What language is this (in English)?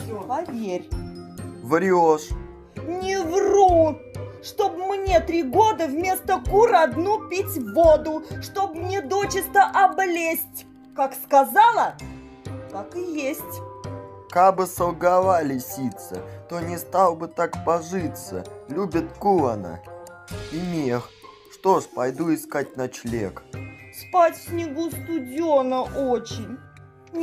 Russian